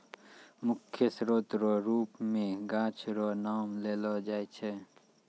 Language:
Maithili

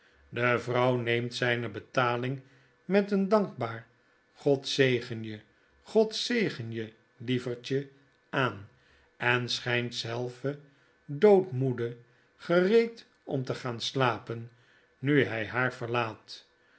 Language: Dutch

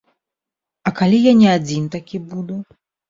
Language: Belarusian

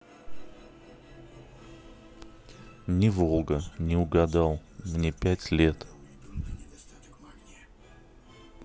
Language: Russian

